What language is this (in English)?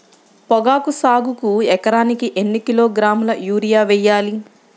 Telugu